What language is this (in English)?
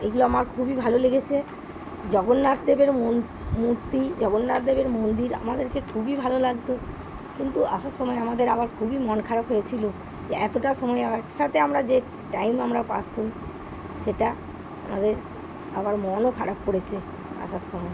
Bangla